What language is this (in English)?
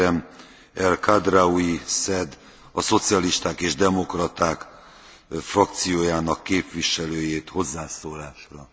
Dutch